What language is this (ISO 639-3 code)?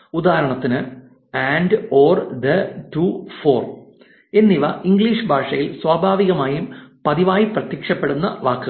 mal